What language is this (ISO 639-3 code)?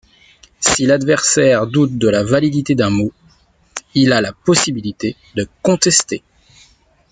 fra